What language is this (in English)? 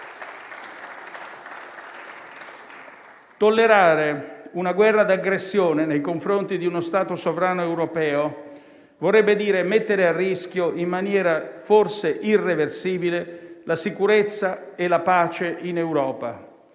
Italian